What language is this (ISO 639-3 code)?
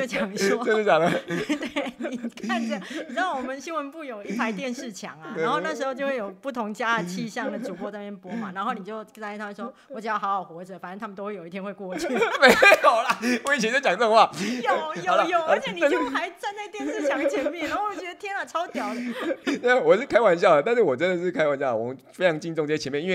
zho